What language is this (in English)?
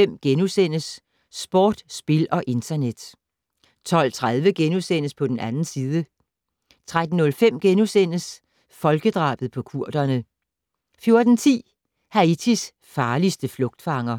Danish